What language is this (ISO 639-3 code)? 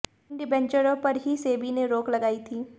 hin